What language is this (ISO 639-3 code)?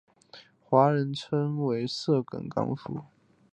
zho